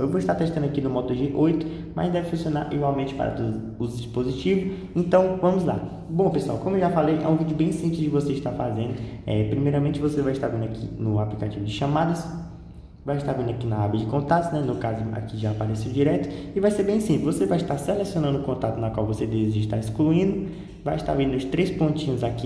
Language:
Portuguese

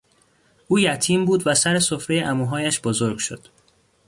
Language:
Persian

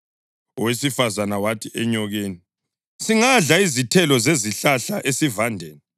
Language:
North Ndebele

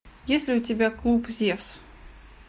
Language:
Russian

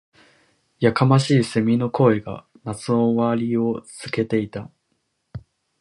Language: Japanese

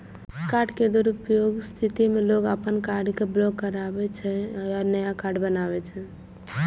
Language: Maithili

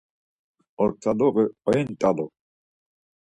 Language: Laz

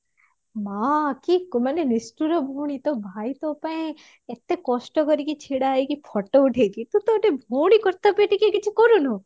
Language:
Odia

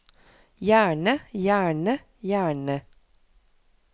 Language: Norwegian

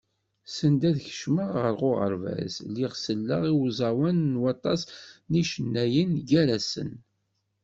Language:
Kabyle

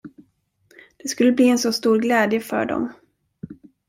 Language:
Swedish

